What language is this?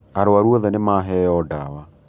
Kikuyu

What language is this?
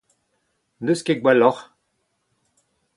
Breton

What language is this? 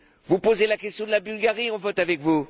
French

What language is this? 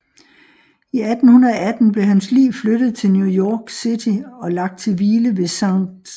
Danish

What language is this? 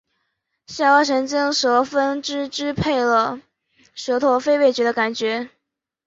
Chinese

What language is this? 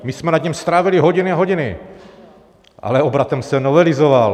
Czech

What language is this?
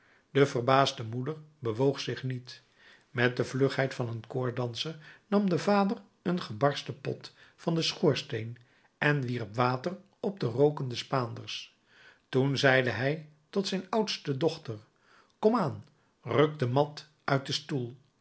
Dutch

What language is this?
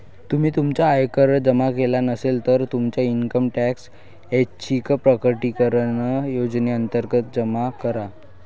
Marathi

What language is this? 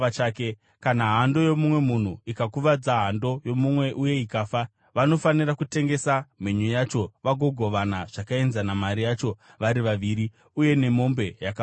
Shona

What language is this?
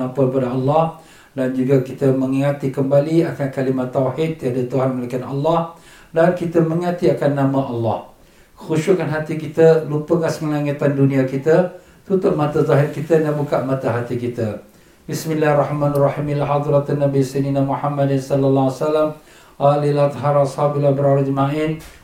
Malay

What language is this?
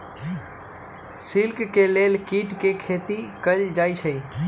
Magahi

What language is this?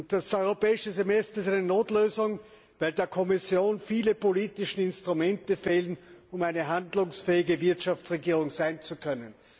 German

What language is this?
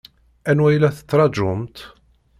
Kabyle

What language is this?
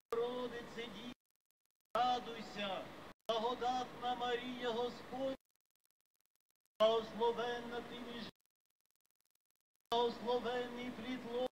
Ukrainian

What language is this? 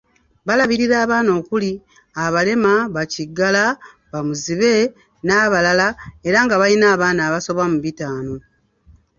Ganda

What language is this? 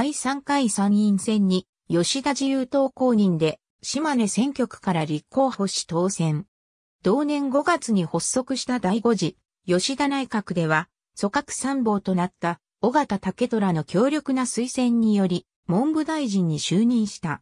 Japanese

